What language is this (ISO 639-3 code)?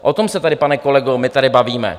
ces